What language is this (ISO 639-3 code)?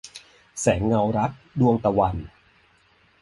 tha